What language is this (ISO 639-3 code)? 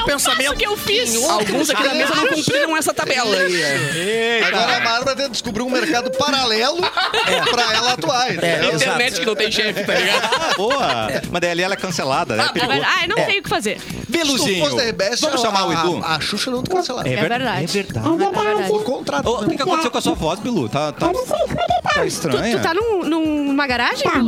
por